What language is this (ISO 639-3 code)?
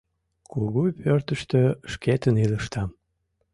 chm